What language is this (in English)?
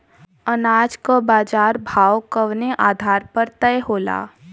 Bhojpuri